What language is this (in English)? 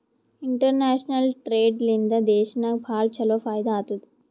Kannada